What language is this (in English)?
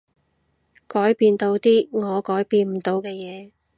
Cantonese